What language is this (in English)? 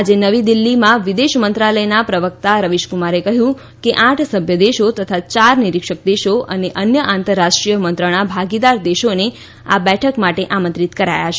Gujarati